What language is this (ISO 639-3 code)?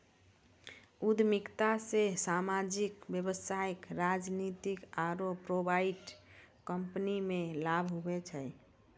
mai